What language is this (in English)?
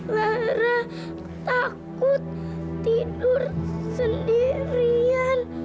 Indonesian